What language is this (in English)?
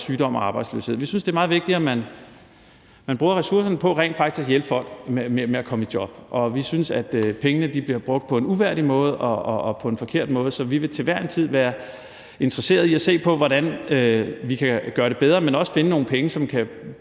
Danish